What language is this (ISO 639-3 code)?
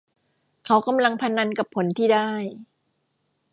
tha